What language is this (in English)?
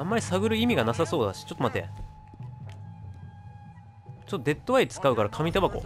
Japanese